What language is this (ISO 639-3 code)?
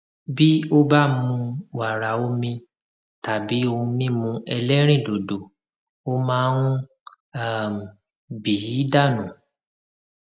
yor